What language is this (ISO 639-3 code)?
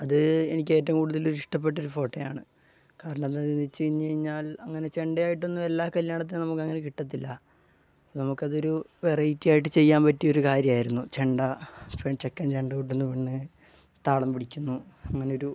mal